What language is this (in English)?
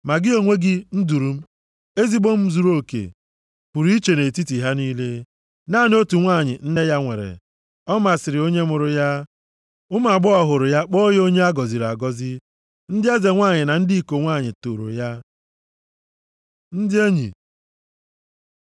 Igbo